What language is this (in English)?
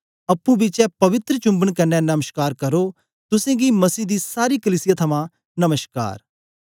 Dogri